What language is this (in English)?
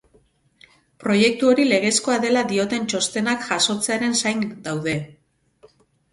Basque